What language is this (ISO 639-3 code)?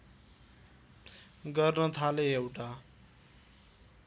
nep